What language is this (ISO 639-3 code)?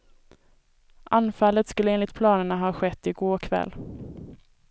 swe